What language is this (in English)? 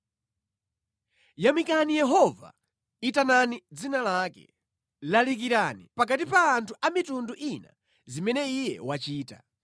Nyanja